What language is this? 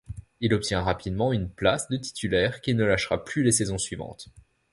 French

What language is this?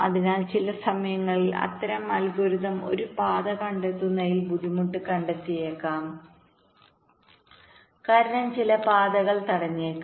Malayalam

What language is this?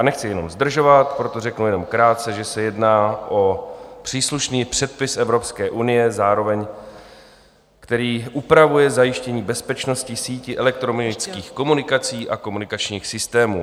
Czech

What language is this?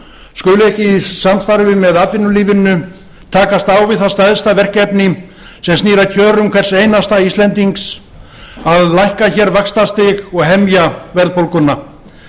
Icelandic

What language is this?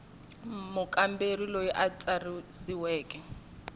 Tsonga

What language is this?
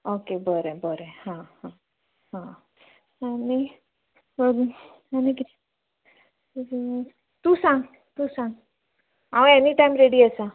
Konkani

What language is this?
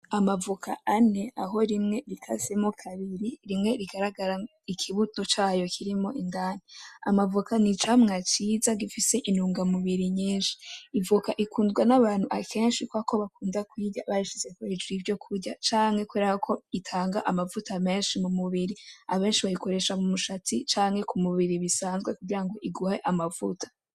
Rundi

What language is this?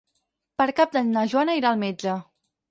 Catalan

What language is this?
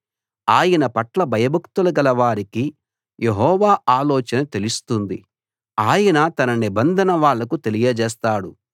Telugu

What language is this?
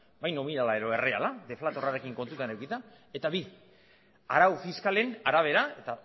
Basque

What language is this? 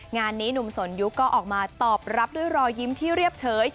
Thai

